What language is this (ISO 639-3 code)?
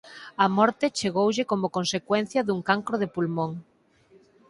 glg